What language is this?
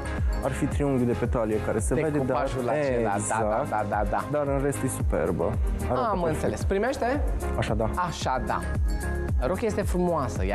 Romanian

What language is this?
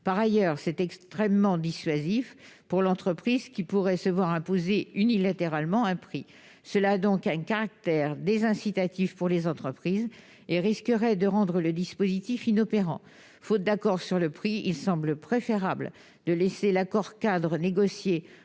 French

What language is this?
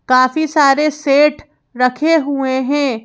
Hindi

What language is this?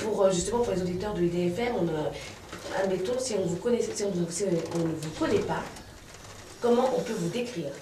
French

